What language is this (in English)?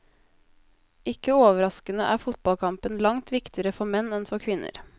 Norwegian